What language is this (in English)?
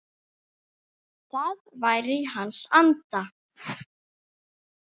Icelandic